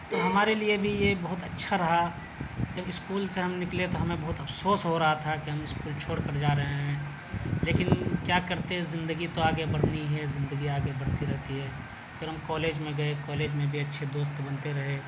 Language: Urdu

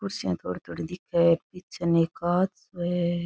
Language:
Rajasthani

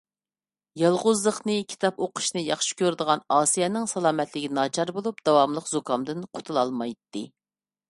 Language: Uyghur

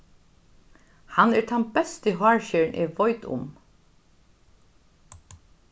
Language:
Faroese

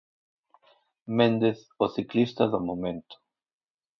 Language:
Galician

